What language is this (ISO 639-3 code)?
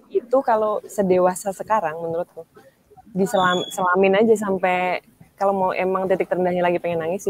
ind